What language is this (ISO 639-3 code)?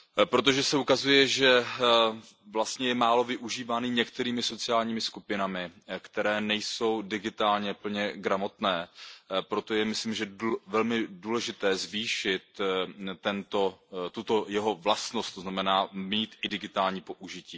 ces